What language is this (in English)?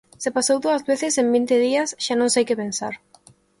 Galician